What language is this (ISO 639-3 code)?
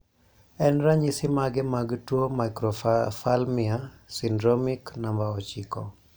luo